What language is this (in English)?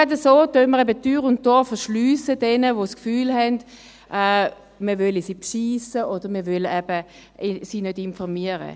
Swiss German